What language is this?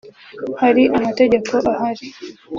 Kinyarwanda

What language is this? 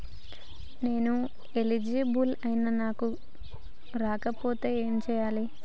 Telugu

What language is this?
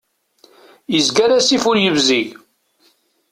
Kabyle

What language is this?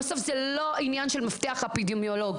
Hebrew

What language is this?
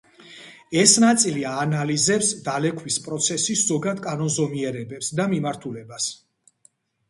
Georgian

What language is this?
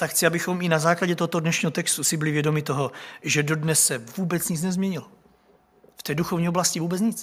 Czech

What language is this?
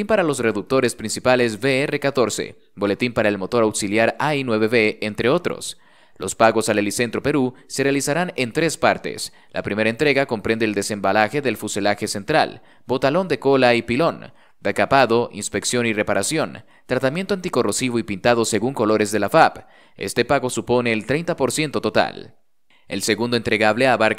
Spanish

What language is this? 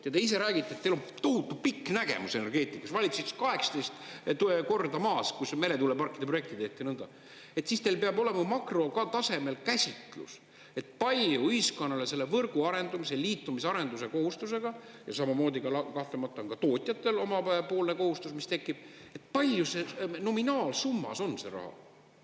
Estonian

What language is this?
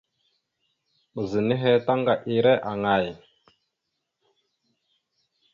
Mada (Cameroon)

